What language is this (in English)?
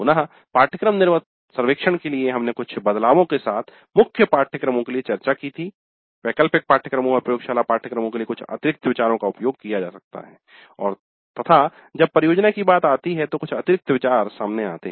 Hindi